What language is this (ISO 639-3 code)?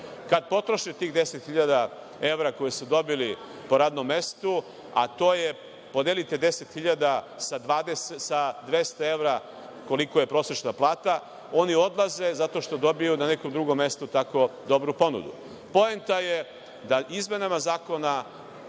srp